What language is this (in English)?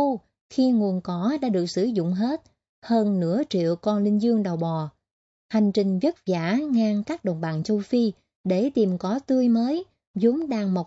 Vietnamese